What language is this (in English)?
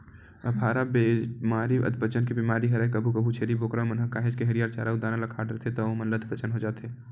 Chhattisgarhi